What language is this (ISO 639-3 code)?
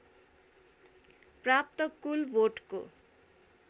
nep